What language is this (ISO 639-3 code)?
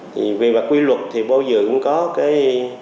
vie